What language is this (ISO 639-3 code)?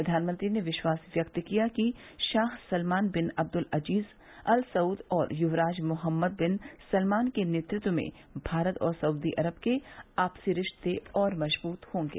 hin